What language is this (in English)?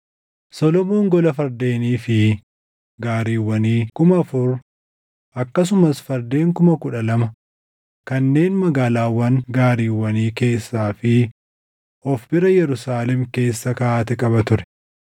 Oromo